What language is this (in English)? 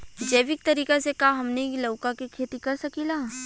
Bhojpuri